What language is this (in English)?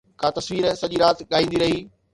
Sindhi